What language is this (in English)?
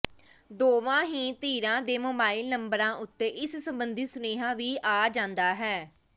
Punjabi